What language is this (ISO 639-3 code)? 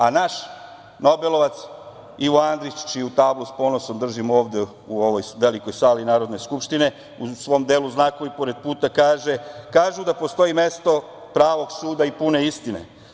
srp